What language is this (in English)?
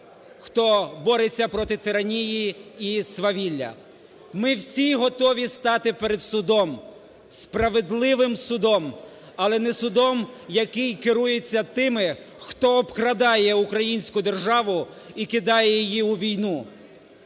Ukrainian